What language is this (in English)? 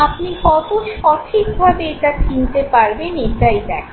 Bangla